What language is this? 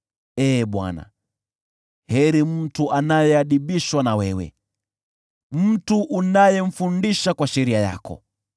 Swahili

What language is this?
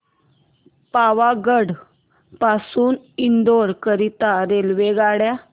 Marathi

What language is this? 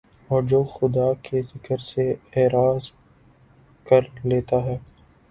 Urdu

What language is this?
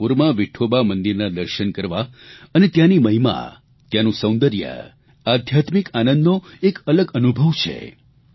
Gujarati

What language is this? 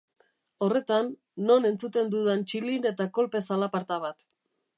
Basque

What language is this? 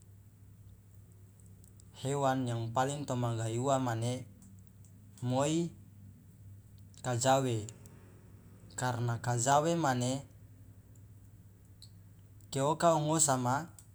Loloda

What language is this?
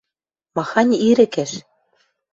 Western Mari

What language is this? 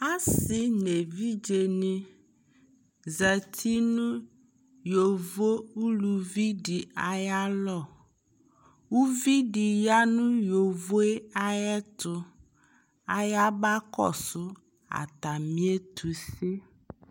Ikposo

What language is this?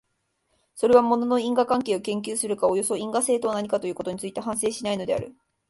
Japanese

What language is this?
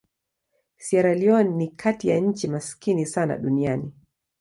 Swahili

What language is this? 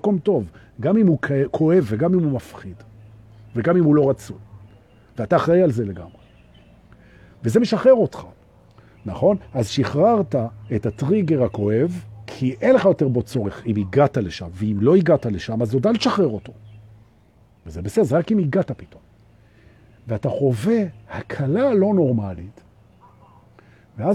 Hebrew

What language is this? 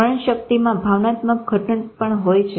Gujarati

